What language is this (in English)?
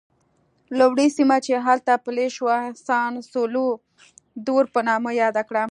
Pashto